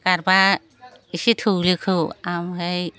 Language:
Bodo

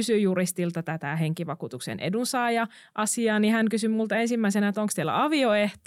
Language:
Finnish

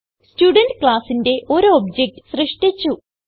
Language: Malayalam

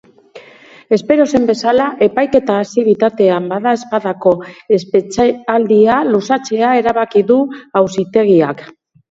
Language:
Basque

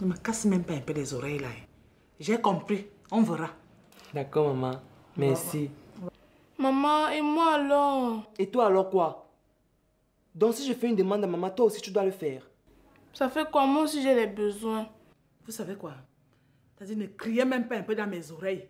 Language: French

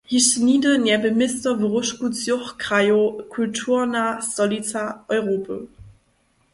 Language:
Upper Sorbian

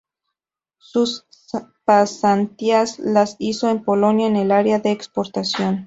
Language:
Spanish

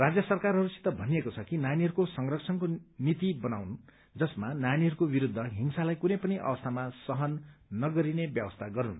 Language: Nepali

